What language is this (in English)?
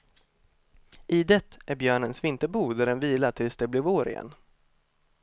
Swedish